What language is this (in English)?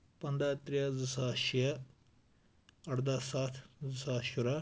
Kashmiri